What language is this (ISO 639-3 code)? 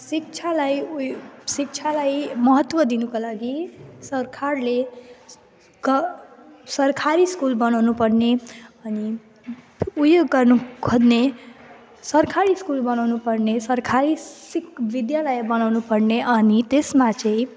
nep